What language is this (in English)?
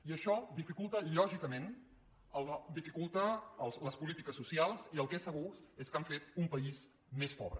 Catalan